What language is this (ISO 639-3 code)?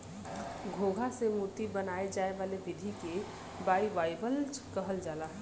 bho